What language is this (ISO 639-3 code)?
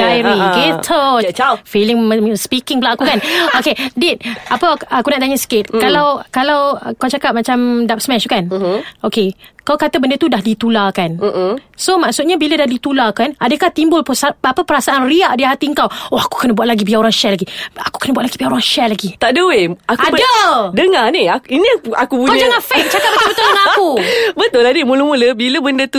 msa